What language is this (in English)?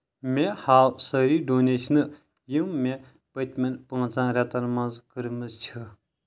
Kashmiri